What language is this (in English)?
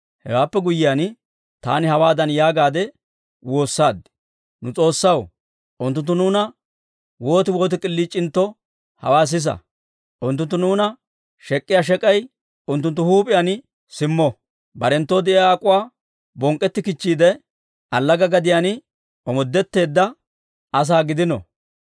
Dawro